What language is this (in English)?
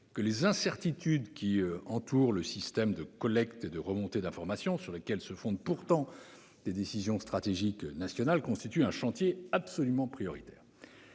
French